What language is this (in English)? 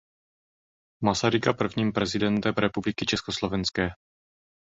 Czech